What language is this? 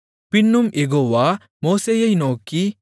Tamil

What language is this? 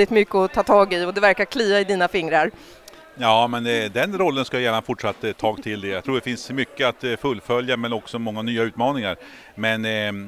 Swedish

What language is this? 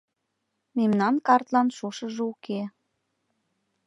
Mari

